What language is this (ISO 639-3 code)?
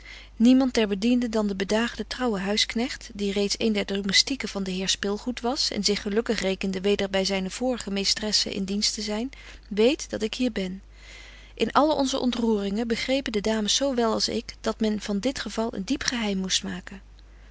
nld